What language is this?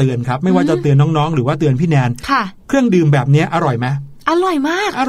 Thai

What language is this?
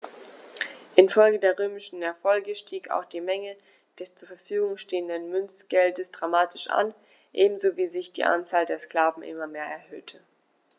German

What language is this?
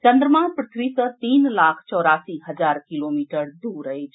Maithili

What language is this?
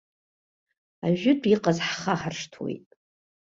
Abkhazian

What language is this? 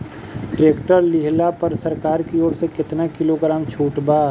Bhojpuri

